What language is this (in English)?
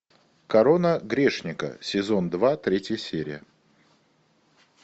Russian